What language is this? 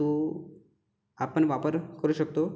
Marathi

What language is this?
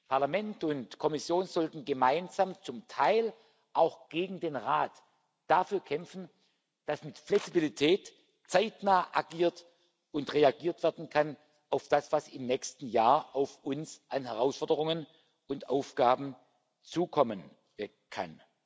German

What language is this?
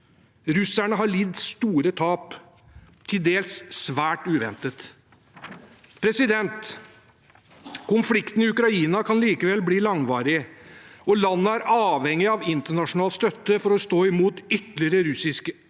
Norwegian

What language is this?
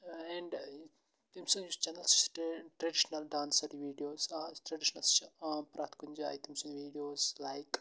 Kashmiri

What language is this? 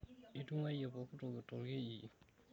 Masai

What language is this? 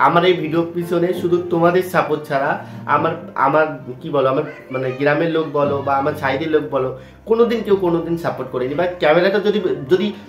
Bangla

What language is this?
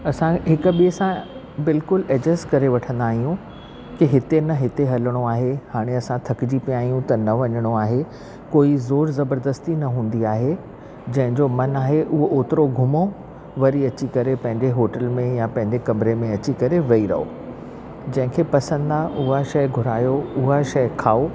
Sindhi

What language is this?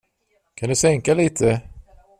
Swedish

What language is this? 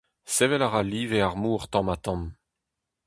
Breton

